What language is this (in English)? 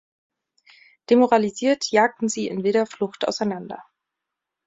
German